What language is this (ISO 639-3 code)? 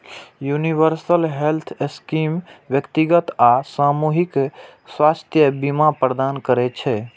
mai